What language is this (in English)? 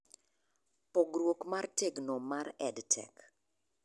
Luo (Kenya and Tanzania)